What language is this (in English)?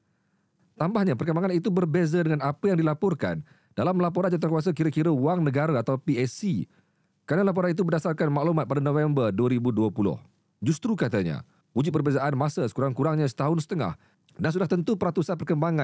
Malay